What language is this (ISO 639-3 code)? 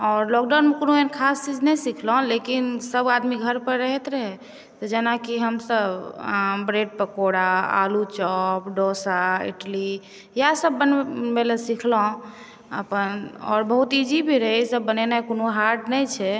mai